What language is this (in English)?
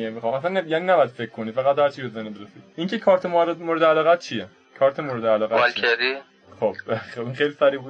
Persian